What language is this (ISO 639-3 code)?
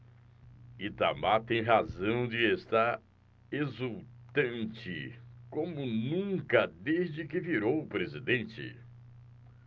por